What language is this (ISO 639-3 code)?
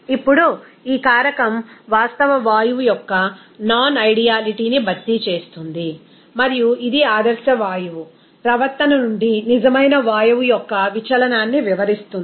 tel